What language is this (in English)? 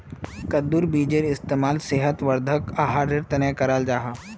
Magahi